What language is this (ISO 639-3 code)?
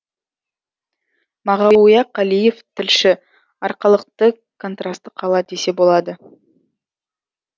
kaz